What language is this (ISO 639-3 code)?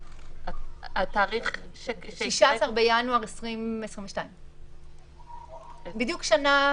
heb